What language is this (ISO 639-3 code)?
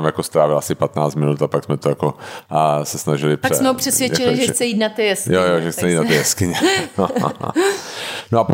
ces